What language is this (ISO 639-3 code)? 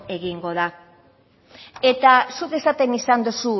eus